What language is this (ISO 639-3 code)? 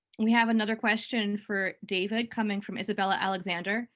eng